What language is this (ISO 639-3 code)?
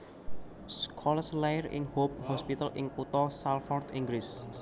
jav